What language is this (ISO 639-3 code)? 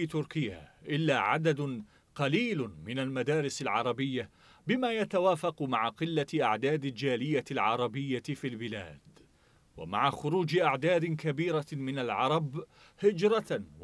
ara